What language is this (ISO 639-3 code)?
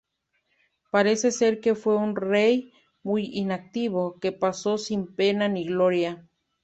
spa